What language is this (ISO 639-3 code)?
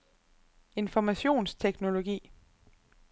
dan